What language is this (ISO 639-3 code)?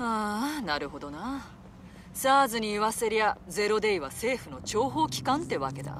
jpn